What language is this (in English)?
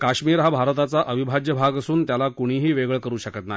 Marathi